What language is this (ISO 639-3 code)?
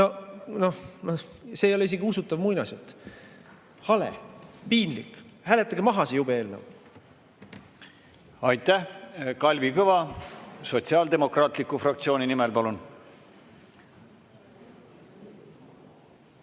est